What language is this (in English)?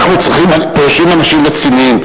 Hebrew